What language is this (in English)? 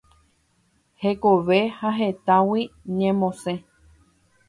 Guarani